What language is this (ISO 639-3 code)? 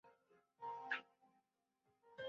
ben